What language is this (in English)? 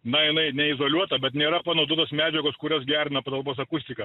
Lithuanian